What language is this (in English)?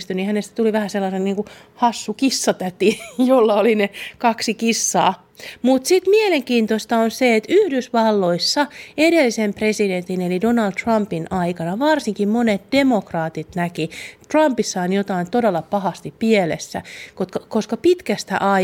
Finnish